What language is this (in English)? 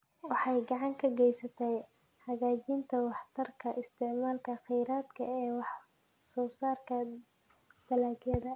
Somali